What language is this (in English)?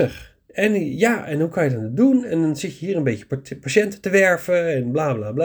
Dutch